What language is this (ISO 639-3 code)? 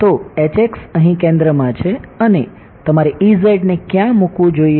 guj